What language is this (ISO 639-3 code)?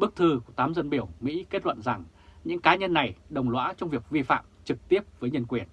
vie